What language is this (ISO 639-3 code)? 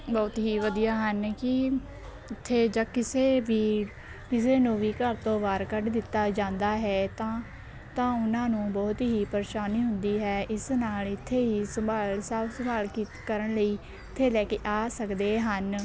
pan